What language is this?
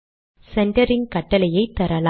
Tamil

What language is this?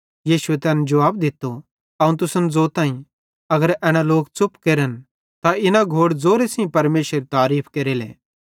Bhadrawahi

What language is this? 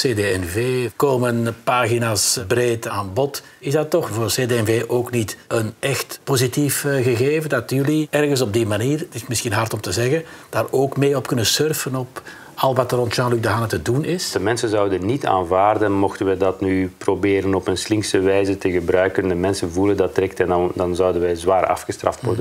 Dutch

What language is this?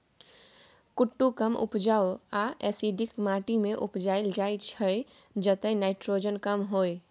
Maithili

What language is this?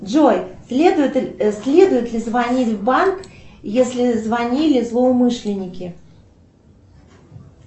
Russian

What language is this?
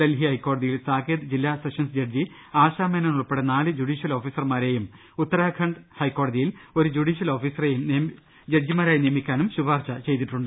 Malayalam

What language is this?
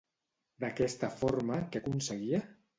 Catalan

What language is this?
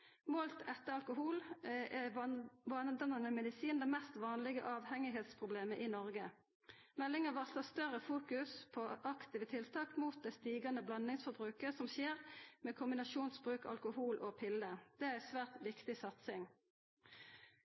Norwegian Nynorsk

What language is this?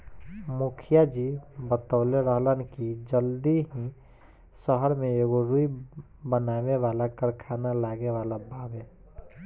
Bhojpuri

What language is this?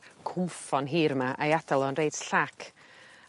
Welsh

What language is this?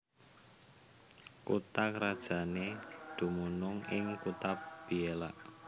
Javanese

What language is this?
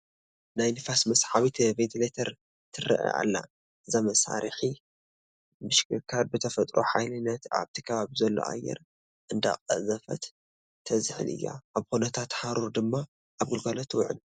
Tigrinya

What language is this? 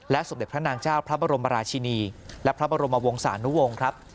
Thai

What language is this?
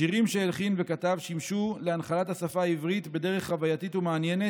Hebrew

